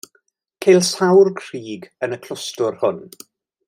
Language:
Welsh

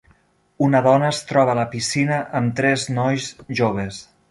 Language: Catalan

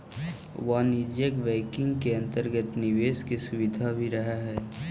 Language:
Magahi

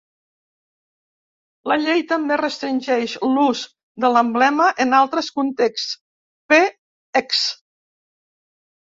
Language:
Catalan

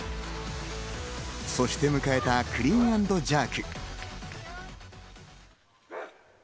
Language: Japanese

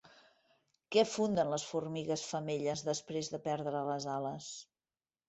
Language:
Catalan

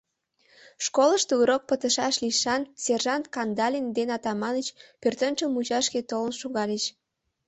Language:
Mari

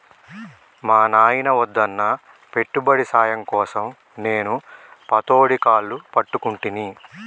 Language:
Telugu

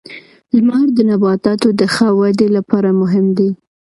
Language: Pashto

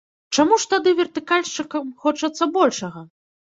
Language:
Belarusian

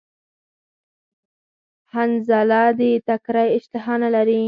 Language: Pashto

